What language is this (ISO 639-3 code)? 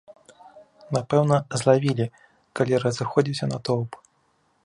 bel